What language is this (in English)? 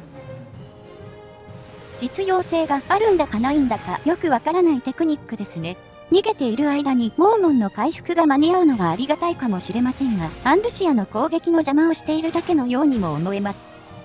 Japanese